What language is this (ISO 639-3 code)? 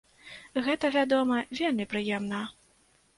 bel